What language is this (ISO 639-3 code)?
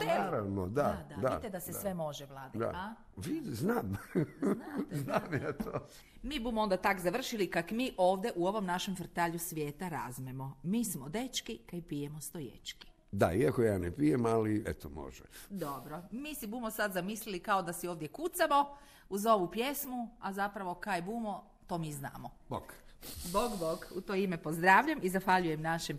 hrv